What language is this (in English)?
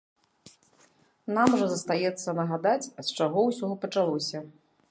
Belarusian